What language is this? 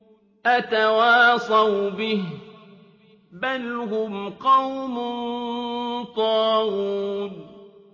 Arabic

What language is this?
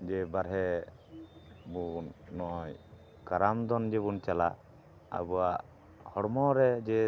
Santali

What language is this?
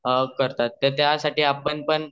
Marathi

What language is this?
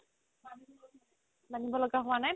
Assamese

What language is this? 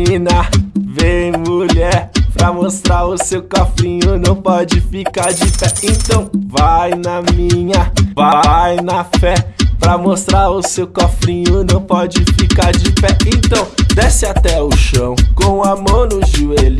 Portuguese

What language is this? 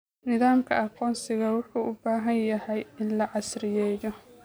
Somali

